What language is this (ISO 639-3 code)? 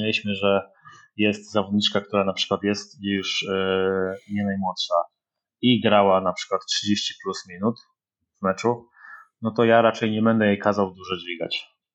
pol